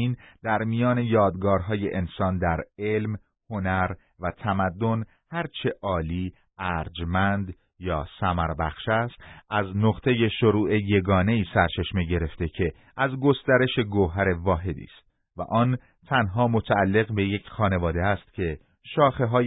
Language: Persian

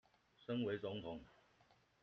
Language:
Chinese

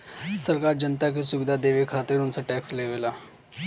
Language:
Bhojpuri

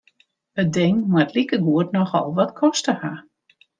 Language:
Western Frisian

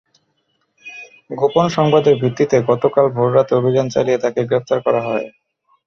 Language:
Bangla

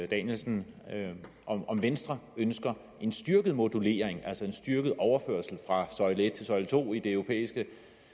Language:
Danish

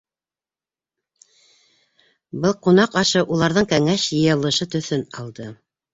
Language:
Bashkir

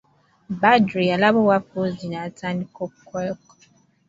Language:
Ganda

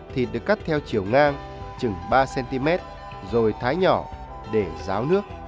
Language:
Vietnamese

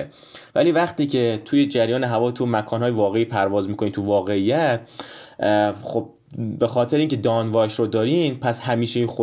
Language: Persian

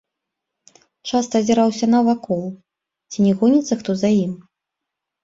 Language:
Belarusian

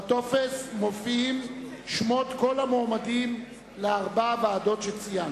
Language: Hebrew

